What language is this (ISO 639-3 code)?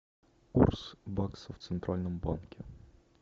rus